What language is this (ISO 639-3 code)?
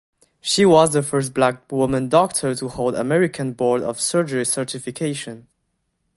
eng